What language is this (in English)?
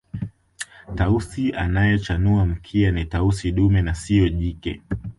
Swahili